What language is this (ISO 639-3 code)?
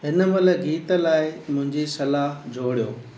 snd